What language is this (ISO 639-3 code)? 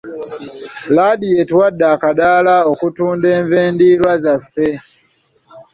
lug